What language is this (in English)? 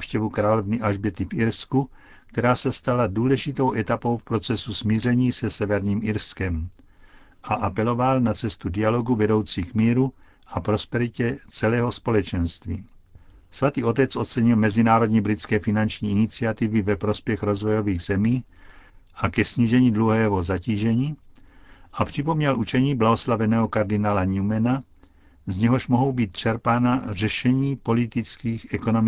Czech